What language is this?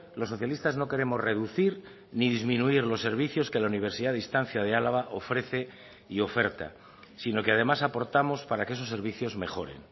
Spanish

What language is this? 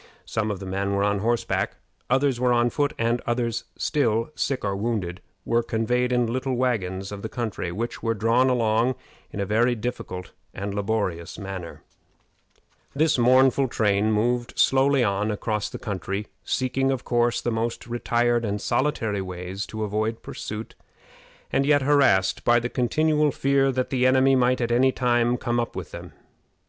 English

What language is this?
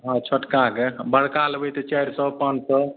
Maithili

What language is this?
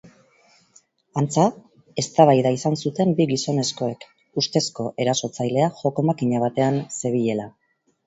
Basque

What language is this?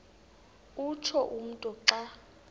Xhosa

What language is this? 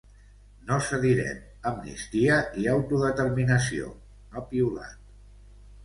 Catalan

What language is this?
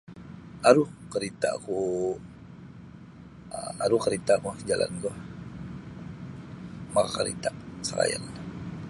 Sabah Bisaya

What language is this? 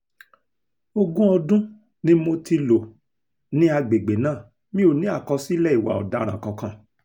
Yoruba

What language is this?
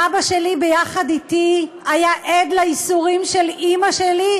Hebrew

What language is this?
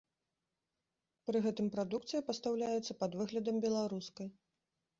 Belarusian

